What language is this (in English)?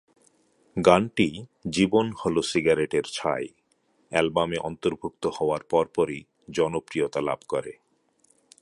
Bangla